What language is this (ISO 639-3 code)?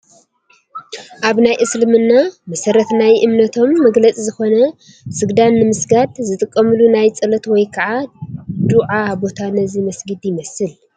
tir